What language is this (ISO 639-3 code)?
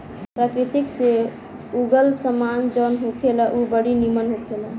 bho